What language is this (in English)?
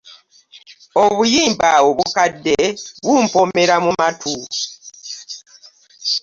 Ganda